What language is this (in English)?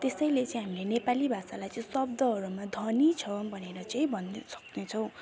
Nepali